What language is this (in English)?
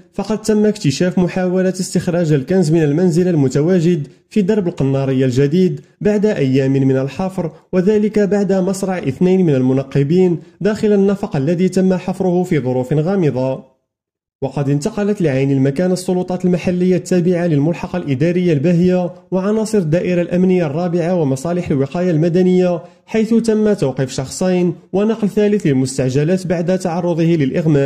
Arabic